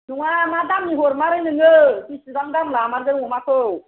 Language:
Bodo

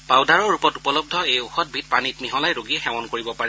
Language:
Assamese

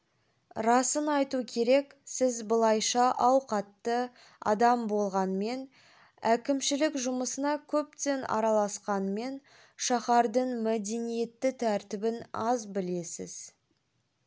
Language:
Kazakh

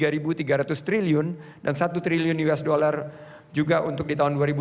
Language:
Indonesian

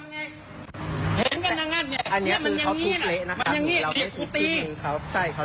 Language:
Thai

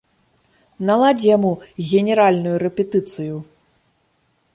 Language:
Belarusian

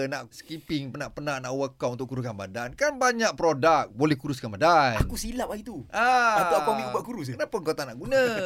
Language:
Malay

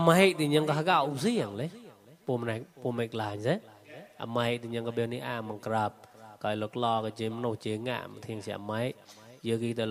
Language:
Thai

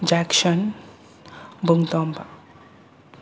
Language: Manipuri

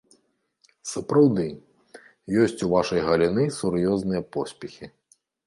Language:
Belarusian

